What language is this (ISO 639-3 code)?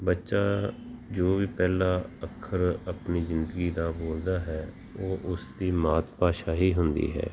pan